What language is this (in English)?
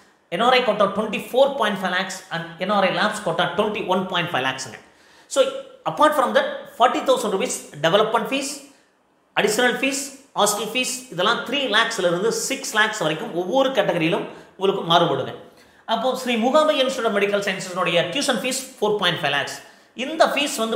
Tamil